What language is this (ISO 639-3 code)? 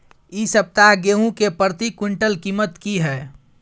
mai